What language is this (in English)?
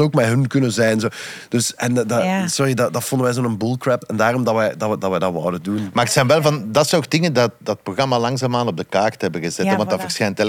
Dutch